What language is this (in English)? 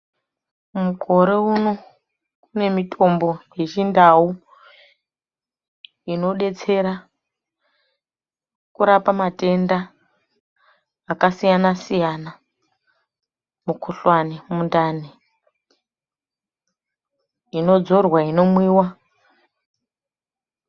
Ndau